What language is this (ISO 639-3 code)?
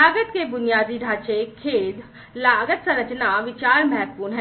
hin